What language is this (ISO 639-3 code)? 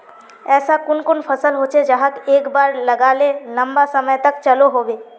mag